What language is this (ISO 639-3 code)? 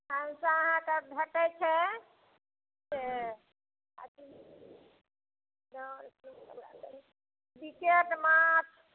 mai